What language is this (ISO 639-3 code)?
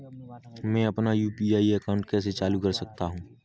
hin